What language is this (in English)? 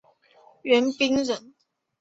Chinese